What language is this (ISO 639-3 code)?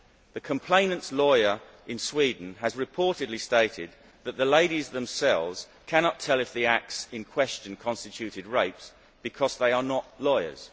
eng